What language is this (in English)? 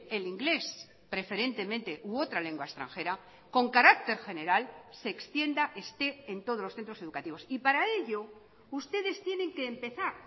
Spanish